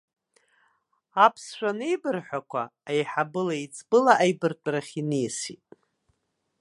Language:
Abkhazian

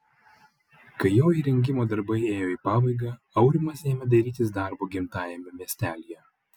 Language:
Lithuanian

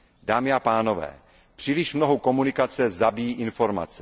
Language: Czech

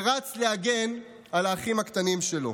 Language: Hebrew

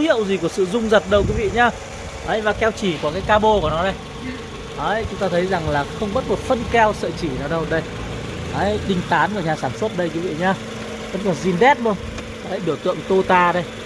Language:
Vietnamese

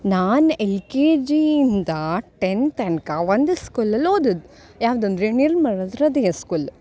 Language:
Kannada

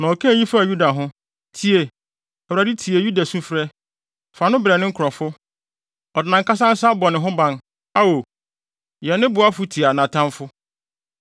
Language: Akan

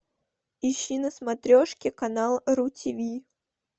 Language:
Russian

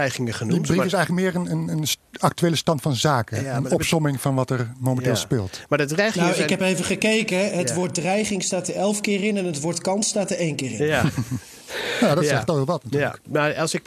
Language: Dutch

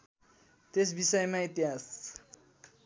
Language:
Nepali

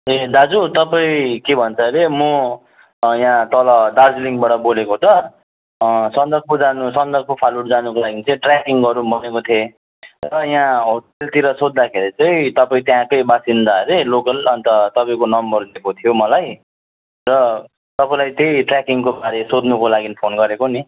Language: Nepali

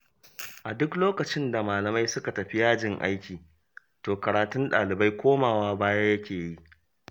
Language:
Hausa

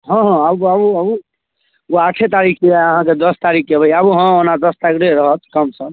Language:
Maithili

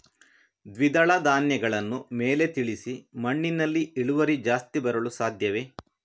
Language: Kannada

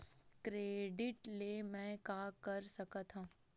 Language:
Chhattisgarhi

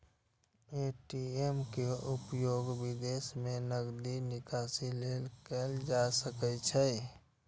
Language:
Maithili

